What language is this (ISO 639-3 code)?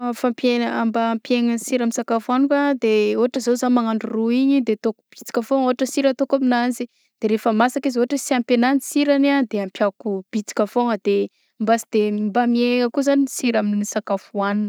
bzc